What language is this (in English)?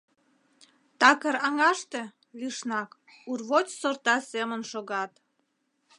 Mari